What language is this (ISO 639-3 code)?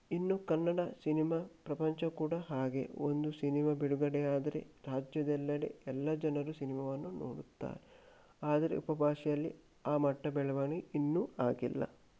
kan